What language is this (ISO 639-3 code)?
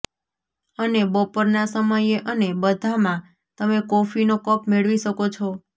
guj